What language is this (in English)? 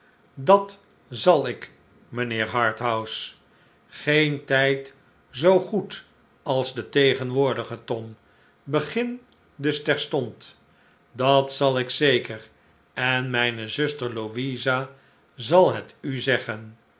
Dutch